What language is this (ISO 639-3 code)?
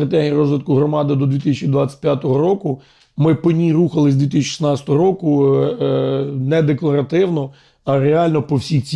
ukr